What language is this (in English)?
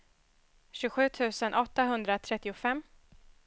Swedish